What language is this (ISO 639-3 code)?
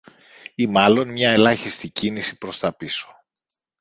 ell